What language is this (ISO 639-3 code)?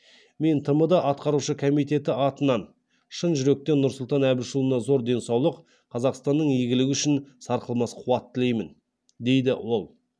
kaz